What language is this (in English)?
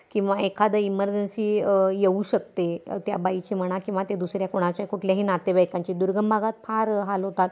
Marathi